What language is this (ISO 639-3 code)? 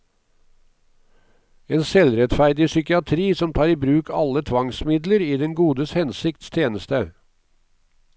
nor